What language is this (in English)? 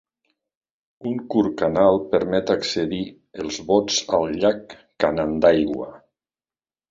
Catalan